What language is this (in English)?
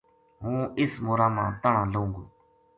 Gujari